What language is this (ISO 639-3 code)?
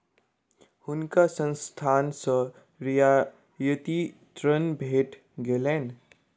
mai